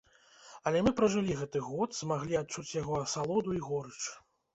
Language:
Belarusian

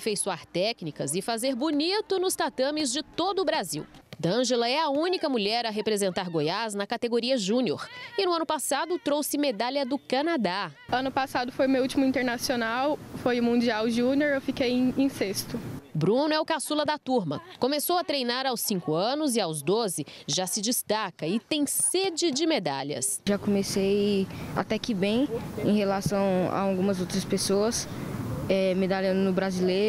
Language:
Portuguese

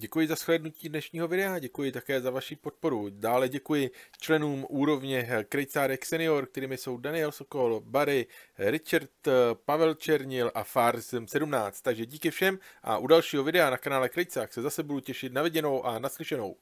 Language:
Czech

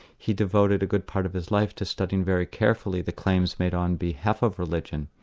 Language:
English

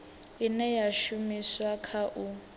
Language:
Venda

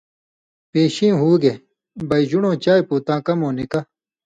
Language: Indus Kohistani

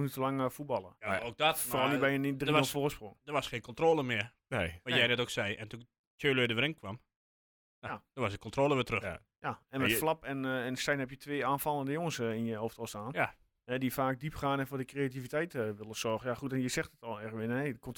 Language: Dutch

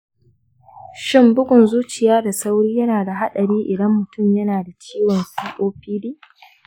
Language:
Hausa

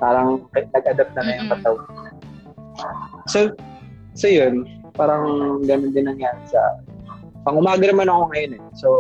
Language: Filipino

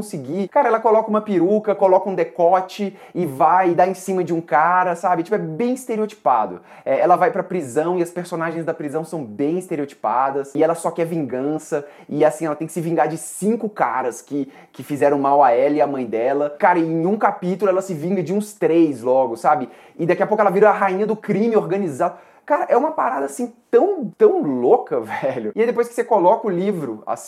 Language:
Portuguese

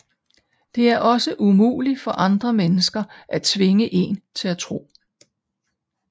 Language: Danish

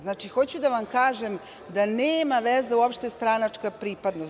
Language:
Serbian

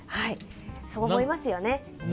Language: Japanese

